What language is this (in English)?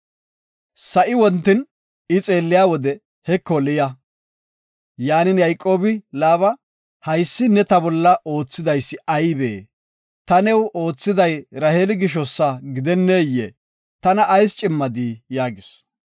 Gofa